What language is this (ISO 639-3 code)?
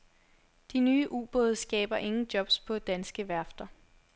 dan